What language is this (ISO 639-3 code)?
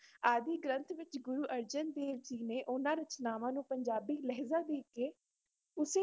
pan